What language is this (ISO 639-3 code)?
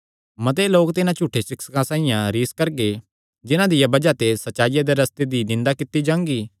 xnr